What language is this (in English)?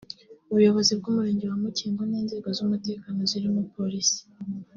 Kinyarwanda